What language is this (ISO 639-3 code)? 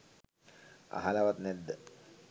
sin